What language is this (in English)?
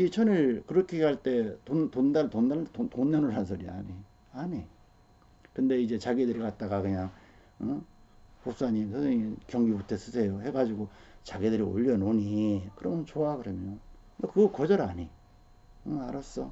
Korean